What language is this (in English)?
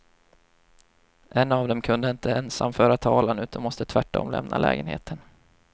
Swedish